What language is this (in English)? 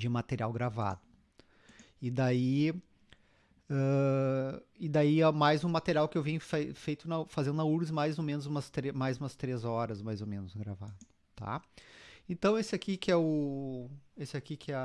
Portuguese